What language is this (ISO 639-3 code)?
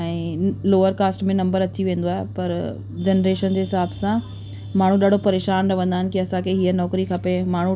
snd